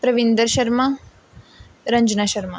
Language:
Punjabi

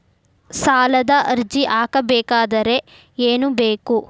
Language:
Kannada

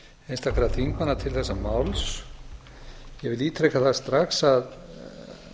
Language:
Icelandic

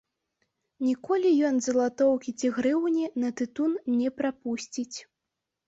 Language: Belarusian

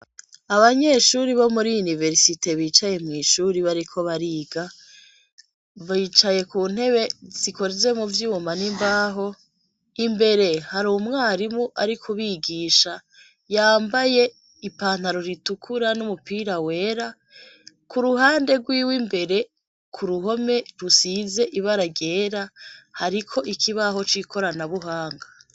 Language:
Rundi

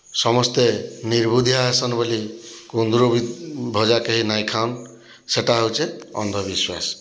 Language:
Odia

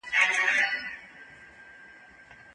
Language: Pashto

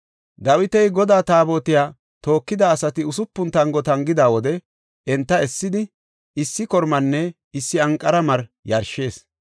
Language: Gofa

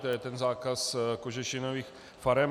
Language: Czech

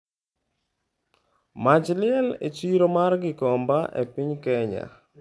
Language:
Luo (Kenya and Tanzania)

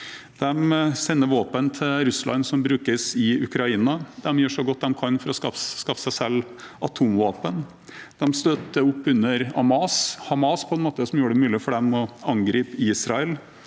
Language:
Norwegian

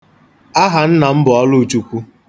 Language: Igbo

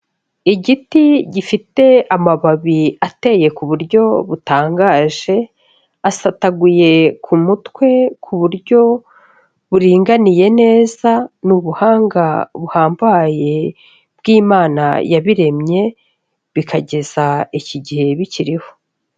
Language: Kinyarwanda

